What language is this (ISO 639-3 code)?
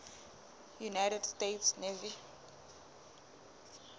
sot